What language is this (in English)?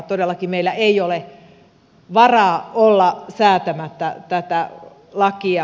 Finnish